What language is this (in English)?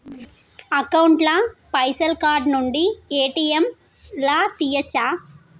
Telugu